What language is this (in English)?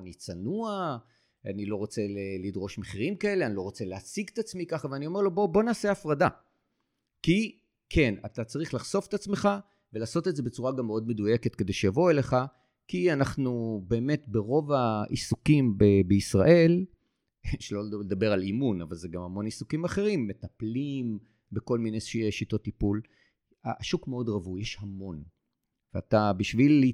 Hebrew